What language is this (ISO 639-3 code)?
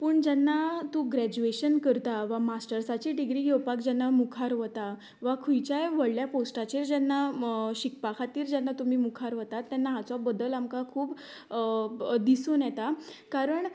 kok